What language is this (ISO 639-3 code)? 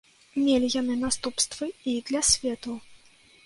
bel